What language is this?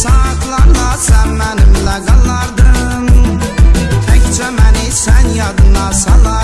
Turkish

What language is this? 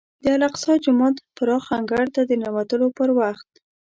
Pashto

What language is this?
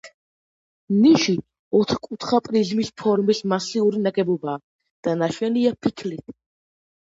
Georgian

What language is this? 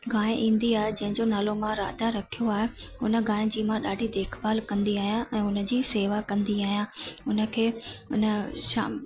Sindhi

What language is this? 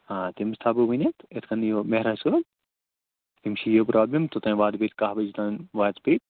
Kashmiri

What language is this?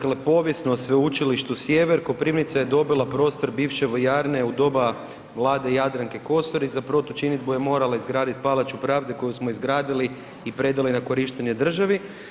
Croatian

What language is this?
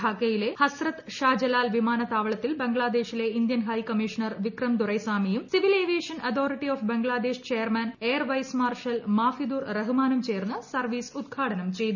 Malayalam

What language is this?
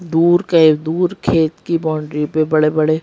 Hindi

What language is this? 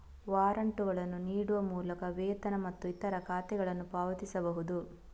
Kannada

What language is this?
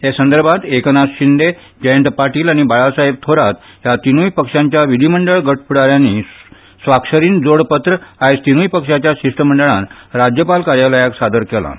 Konkani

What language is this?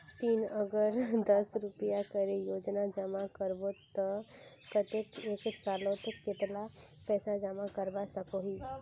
Magahi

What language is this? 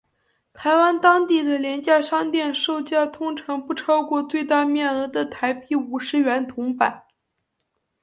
Chinese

